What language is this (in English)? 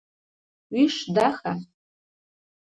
Adyghe